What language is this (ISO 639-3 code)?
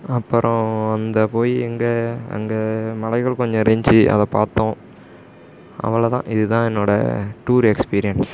tam